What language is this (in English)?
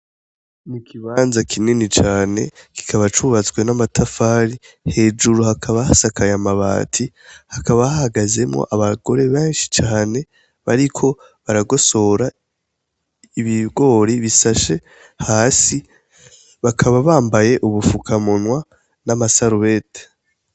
Rundi